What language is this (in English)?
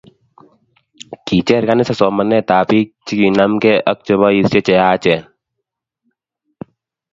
Kalenjin